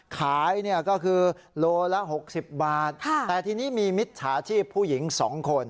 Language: Thai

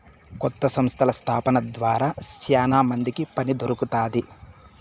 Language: Telugu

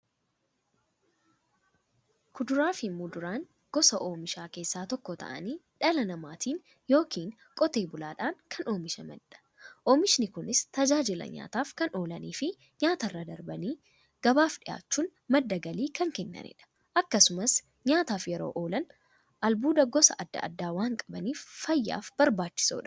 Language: Oromo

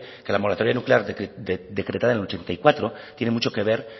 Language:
Spanish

